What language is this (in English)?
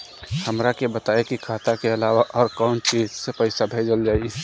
Bhojpuri